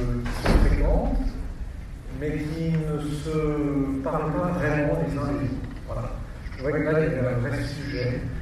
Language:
French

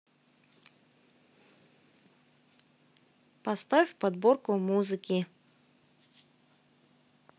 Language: Russian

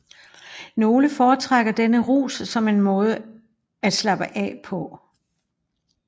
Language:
Danish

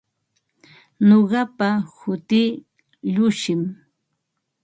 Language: Ambo-Pasco Quechua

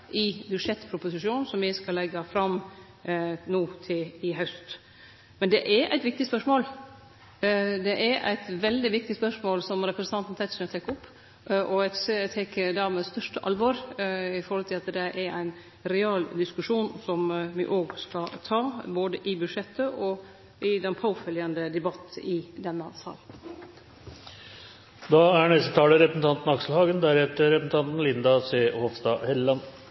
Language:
Norwegian Nynorsk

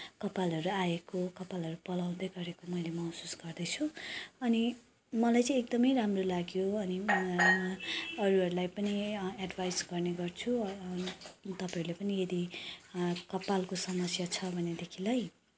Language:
Nepali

